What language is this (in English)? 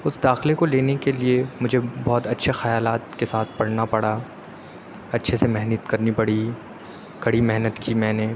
Urdu